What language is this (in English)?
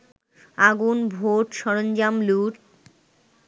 Bangla